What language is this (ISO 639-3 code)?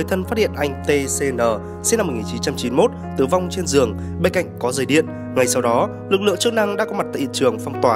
vie